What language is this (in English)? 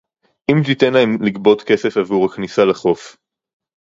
Hebrew